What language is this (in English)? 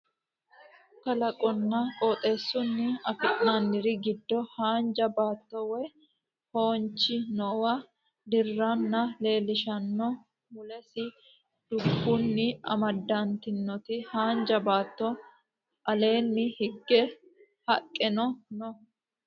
Sidamo